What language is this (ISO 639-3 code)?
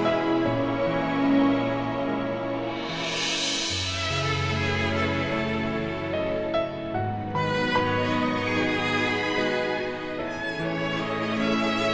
ind